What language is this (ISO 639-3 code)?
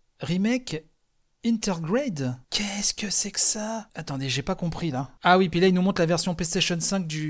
fra